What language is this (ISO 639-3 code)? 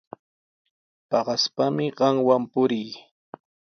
qws